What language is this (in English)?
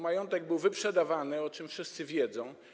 Polish